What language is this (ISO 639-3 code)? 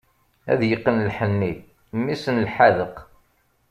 kab